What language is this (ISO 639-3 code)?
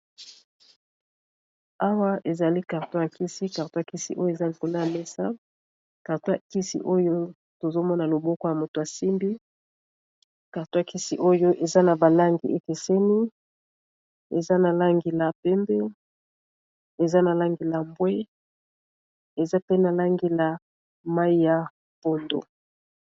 lin